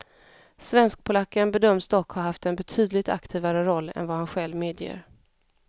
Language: Swedish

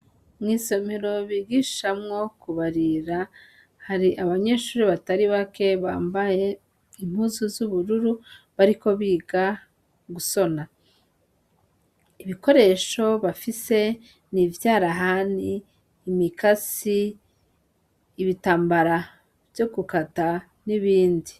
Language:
Rundi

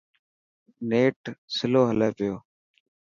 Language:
Dhatki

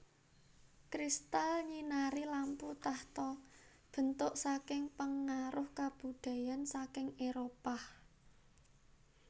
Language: Javanese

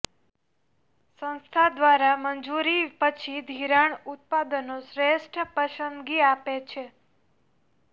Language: Gujarati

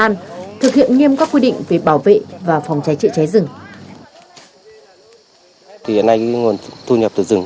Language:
Vietnamese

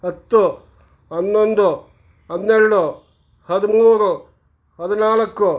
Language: Kannada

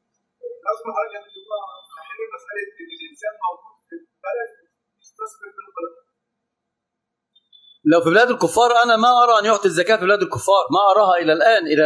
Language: Arabic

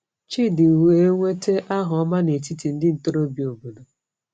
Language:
Igbo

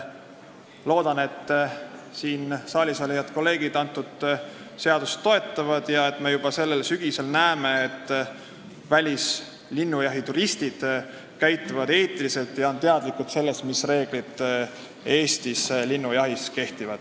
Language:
Estonian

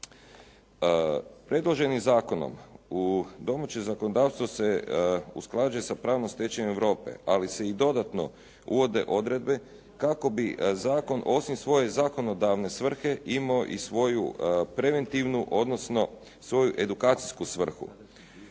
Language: Croatian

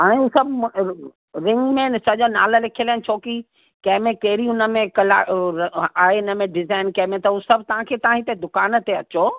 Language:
Sindhi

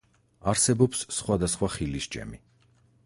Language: Georgian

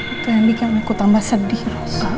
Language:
Indonesian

